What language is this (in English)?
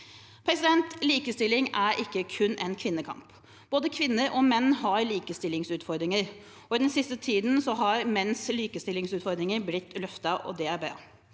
Norwegian